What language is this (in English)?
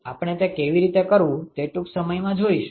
Gujarati